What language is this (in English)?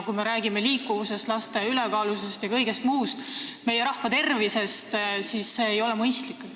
Estonian